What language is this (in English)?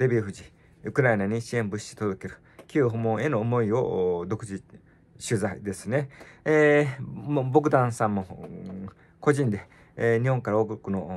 Japanese